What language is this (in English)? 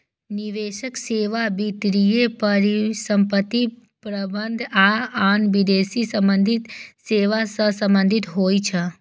Maithili